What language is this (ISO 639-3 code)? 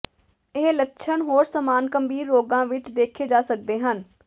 pan